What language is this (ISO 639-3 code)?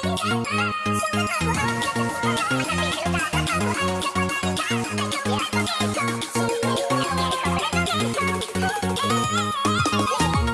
vie